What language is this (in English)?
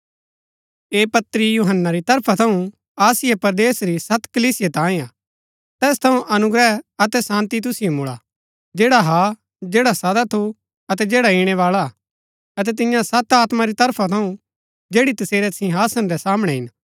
Gaddi